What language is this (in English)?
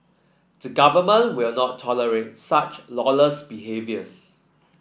English